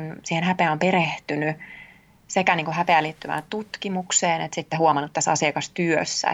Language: Finnish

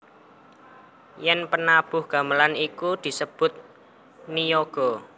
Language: Javanese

